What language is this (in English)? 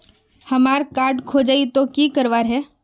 Magahi